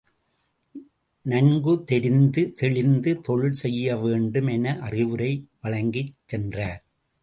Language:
Tamil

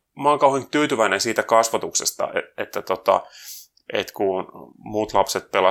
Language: Finnish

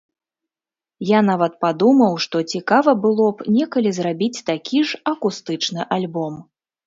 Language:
Belarusian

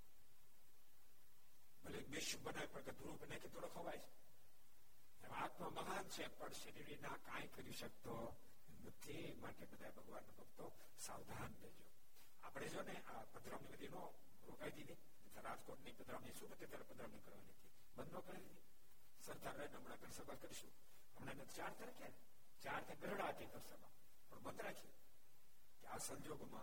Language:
Gujarati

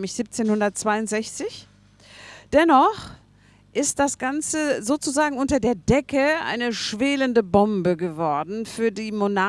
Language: German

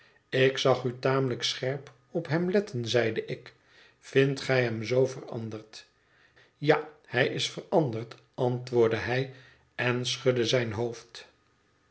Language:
Dutch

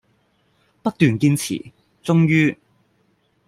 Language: Cantonese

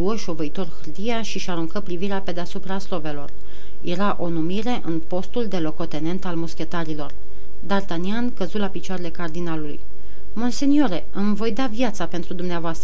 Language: Romanian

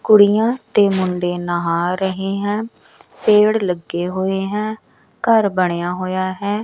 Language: Punjabi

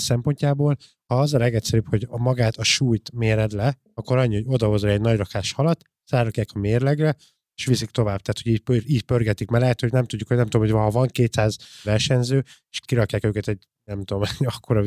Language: Hungarian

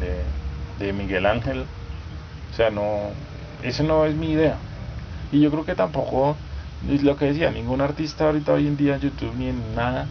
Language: Spanish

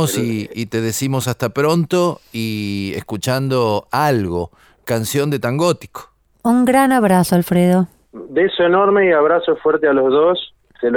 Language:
Spanish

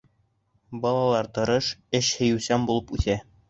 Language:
Bashkir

